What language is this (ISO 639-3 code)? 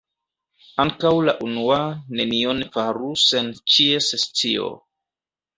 epo